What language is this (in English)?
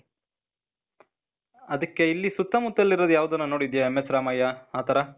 Kannada